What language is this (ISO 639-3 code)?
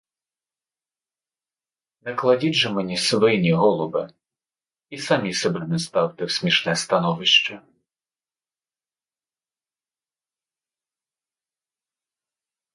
ukr